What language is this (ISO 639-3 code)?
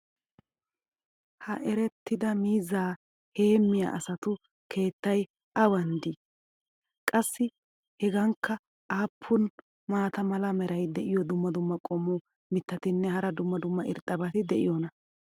wal